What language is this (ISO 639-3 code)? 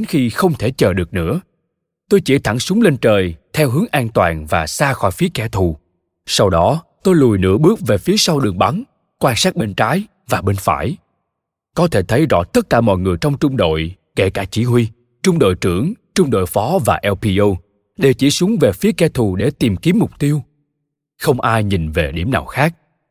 vie